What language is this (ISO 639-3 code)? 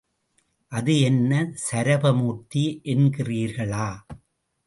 tam